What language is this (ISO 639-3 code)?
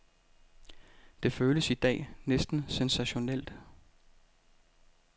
dan